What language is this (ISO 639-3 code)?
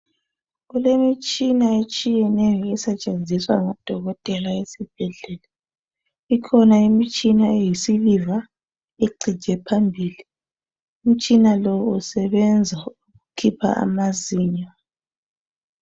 nde